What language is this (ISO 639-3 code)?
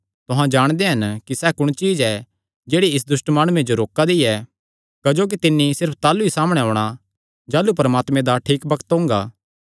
xnr